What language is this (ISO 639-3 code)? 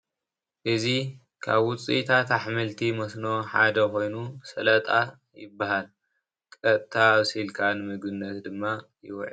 tir